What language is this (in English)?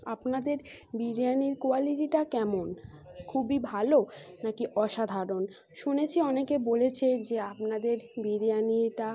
Bangla